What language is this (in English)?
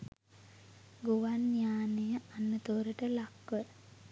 Sinhala